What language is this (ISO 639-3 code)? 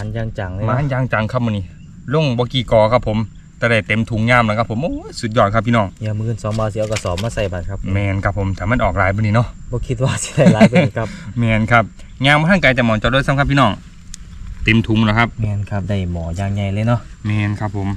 tha